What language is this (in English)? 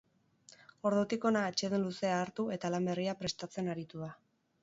Basque